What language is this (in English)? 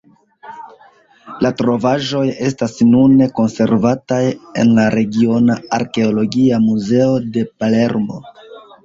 Esperanto